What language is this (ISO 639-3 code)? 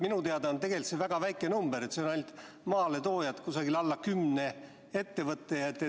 est